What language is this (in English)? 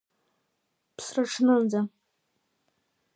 Abkhazian